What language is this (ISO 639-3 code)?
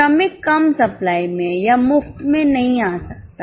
hin